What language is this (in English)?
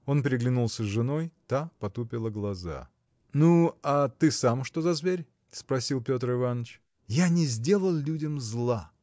Russian